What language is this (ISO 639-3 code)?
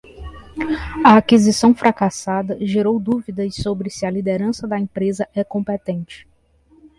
por